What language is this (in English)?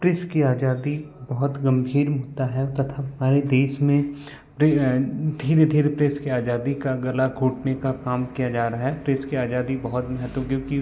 Hindi